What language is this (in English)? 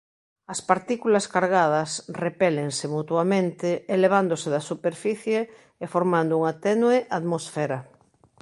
Galician